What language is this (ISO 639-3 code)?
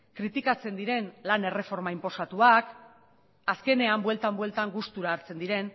eus